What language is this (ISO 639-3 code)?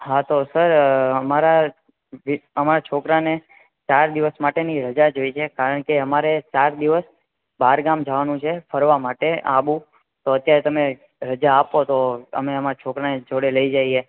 guj